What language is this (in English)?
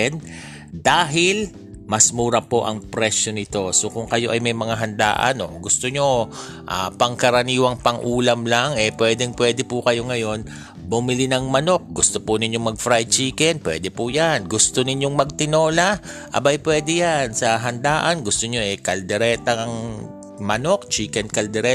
Filipino